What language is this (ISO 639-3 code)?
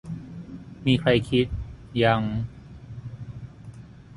tha